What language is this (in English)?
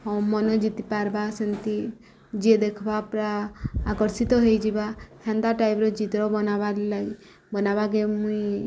Odia